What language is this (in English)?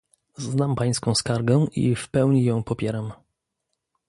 Polish